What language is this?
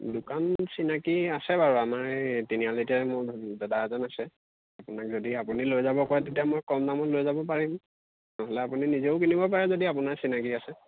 Assamese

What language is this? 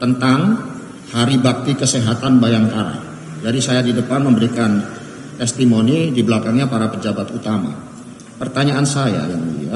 Indonesian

